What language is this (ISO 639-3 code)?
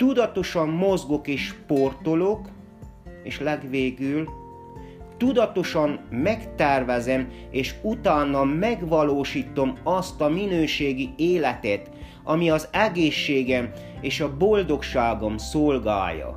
hun